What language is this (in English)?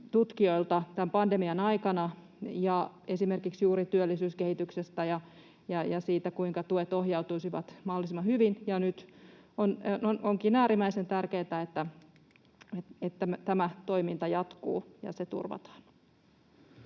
Finnish